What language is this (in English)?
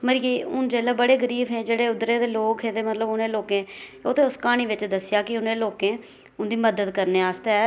Dogri